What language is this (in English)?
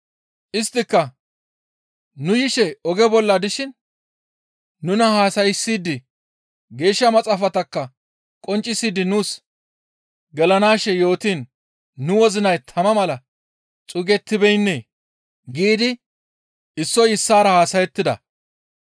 Gamo